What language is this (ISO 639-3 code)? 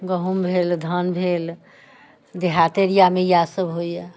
mai